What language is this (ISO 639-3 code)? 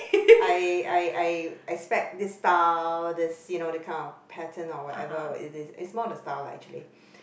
eng